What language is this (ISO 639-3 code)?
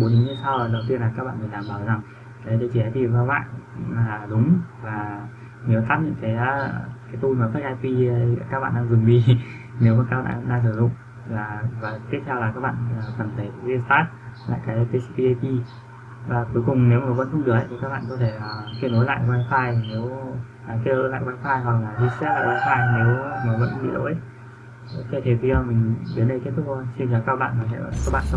vie